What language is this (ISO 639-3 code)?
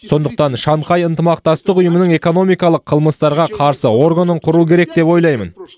kaz